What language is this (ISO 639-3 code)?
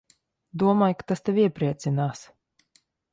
lav